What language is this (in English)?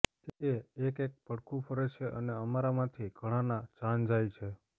Gujarati